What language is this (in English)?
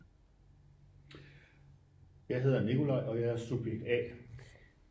Danish